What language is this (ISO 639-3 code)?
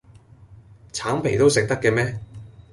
yue